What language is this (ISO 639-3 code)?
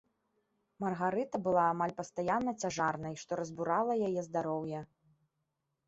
bel